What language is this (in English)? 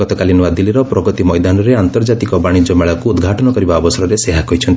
Odia